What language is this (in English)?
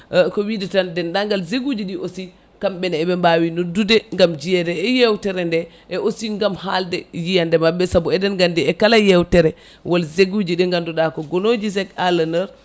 Fula